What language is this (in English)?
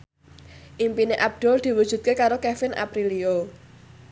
Javanese